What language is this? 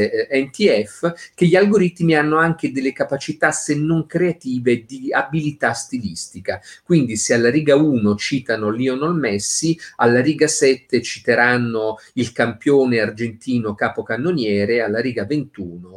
Italian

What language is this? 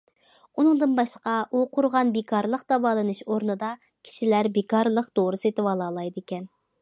Uyghur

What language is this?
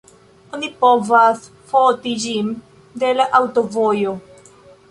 Esperanto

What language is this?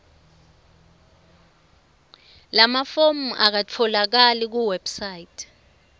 Swati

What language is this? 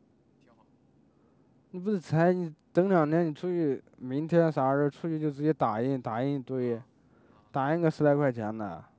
Chinese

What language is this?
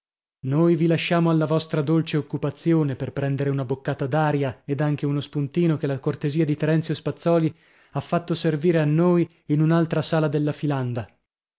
Italian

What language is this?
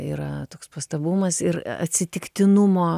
Lithuanian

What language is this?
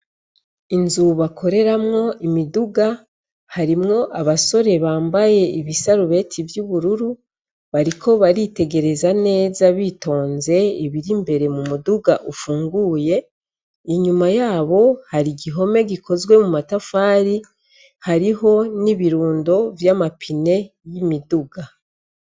Rundi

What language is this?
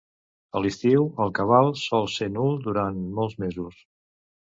Catalan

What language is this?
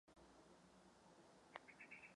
Czech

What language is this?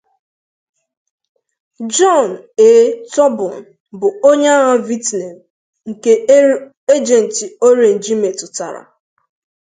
Igbo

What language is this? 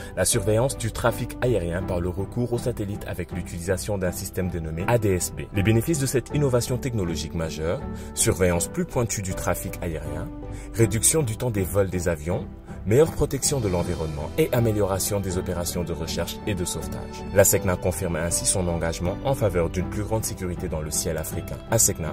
French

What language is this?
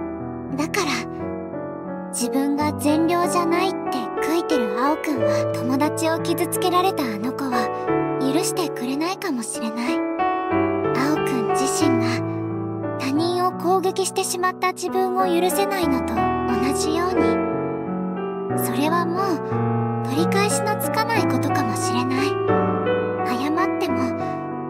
Japanese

